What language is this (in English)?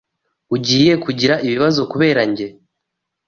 Kinyarwanda